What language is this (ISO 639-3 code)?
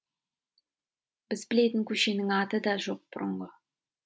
kaz